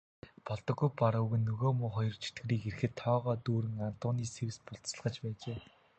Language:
Mongolian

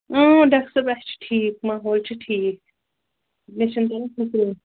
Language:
Kashmiri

